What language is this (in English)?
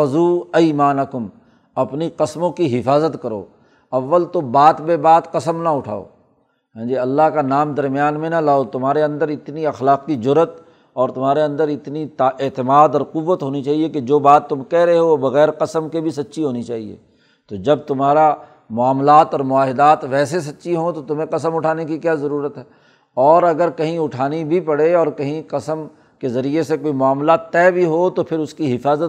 Urdu